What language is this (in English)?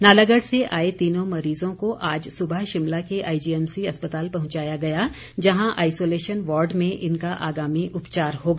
Hindi